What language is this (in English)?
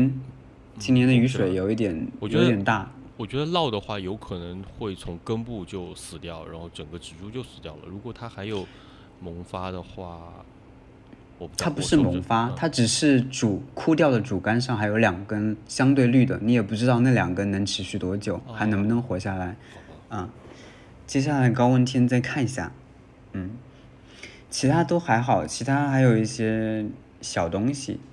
Chinese